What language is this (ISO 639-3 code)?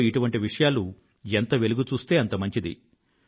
tel